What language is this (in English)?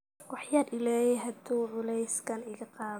Somali